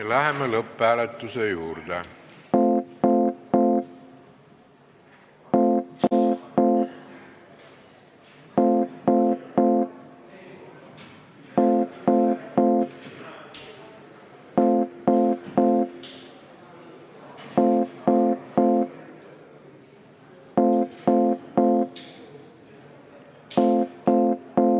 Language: Estonian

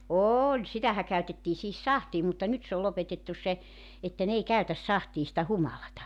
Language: Finnish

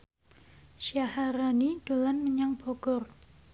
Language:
Javanese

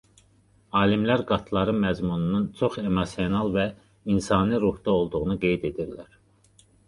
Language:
Azerbaijani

